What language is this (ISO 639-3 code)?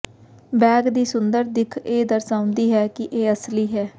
pan